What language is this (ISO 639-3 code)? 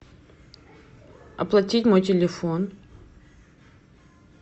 rus